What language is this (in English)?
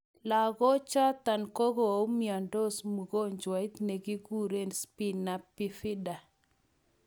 Kalenjin